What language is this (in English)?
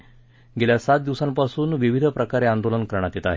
Marathi